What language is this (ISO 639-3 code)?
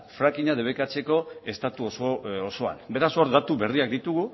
eus